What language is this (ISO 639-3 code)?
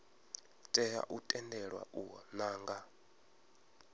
ven